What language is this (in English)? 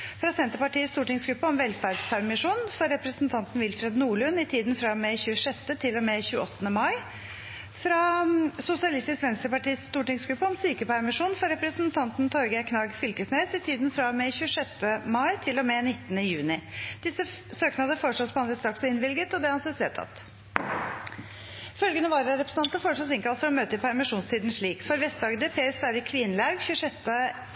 Norwegian Bokmål